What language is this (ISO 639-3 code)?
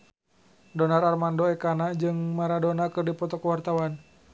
sun